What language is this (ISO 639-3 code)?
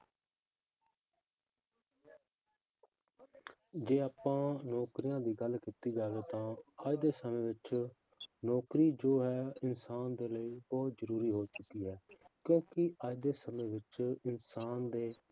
pan